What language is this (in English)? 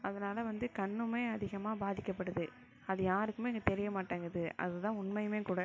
Tamil